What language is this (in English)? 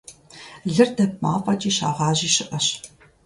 Kabardian